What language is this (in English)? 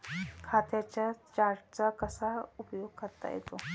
Marathi